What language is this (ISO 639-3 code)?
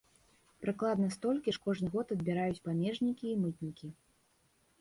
bel